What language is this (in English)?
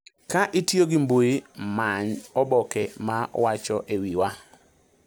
Luo (Kenya and Tanzania)